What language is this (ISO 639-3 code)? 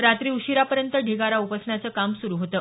mar